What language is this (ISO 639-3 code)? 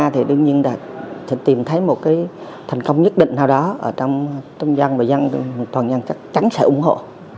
vie